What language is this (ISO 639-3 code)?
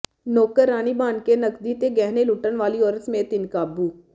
pan